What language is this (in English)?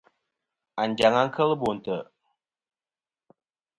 Kom